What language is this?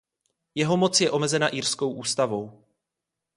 Czech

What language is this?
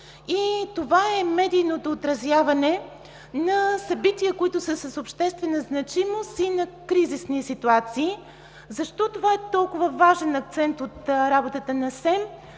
Bulgarian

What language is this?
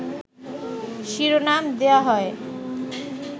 Bangla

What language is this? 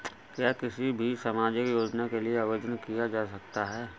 Hindi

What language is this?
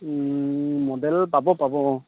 Assamese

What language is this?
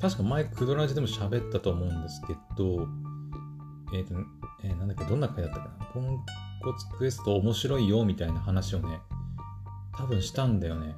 Japanese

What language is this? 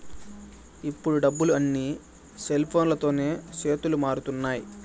Telugu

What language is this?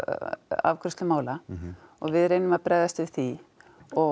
Icelandic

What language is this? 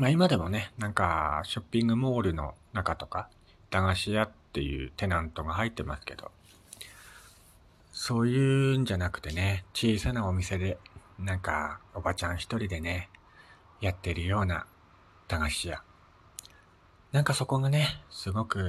Japanese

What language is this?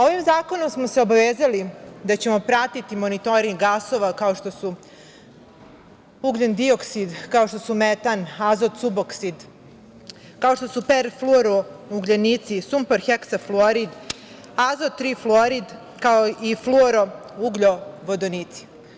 Serbian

